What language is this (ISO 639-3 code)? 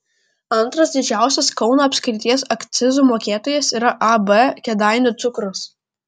lit